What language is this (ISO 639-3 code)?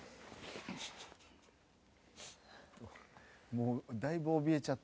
jpn